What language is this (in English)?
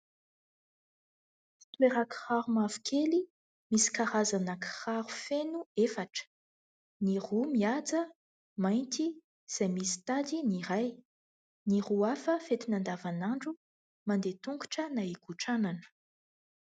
Malagasy